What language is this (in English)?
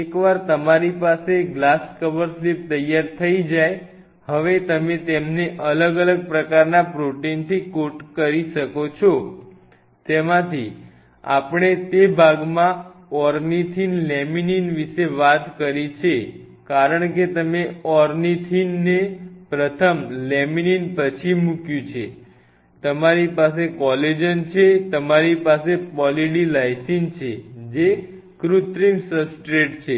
Gujarati